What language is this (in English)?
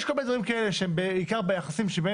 Hebrew